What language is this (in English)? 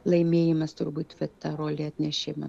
Lithuanian